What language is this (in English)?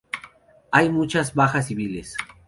Spanish